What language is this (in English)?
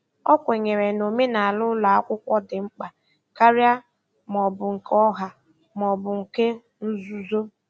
Igbo